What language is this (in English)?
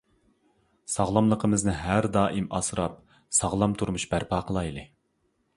Uyghur